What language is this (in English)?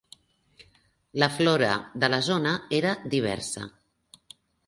Catalan